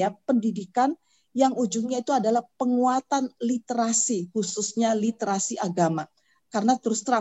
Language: Indonesian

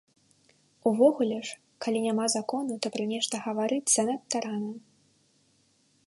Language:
Belarusian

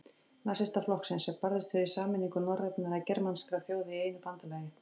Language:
Icelandic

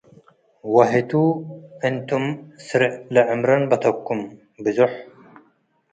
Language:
Tigre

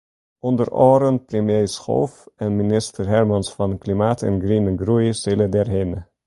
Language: Western Frisian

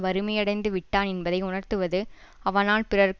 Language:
Tamil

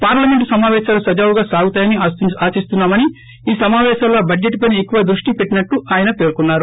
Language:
Telugu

